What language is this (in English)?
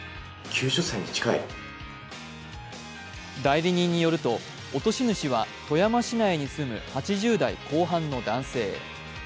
Japanese